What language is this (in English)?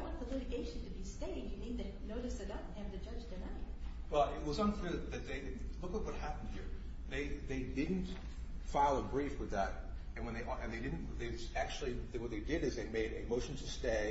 English